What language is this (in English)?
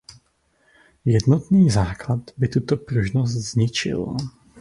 Czech